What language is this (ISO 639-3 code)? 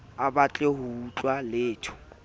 sot